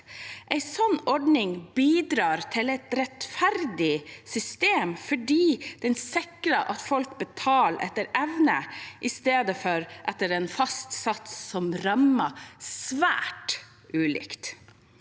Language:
Norwegian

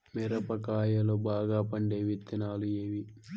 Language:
Telugu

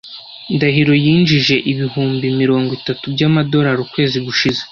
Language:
Kinyarwanda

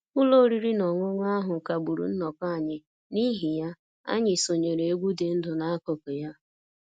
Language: Igbo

